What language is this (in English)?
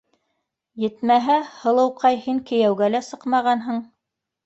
Bashkir